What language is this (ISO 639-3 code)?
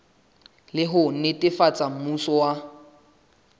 sot